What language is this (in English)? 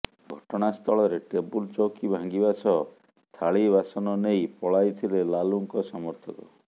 Odia